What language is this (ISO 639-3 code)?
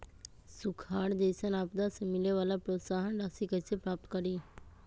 mag